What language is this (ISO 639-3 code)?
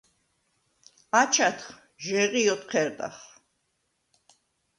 sva